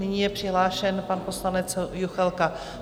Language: Czech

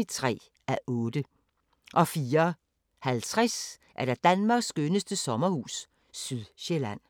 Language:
Danish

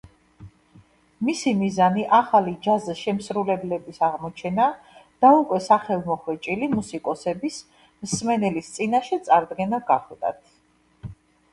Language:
Georgian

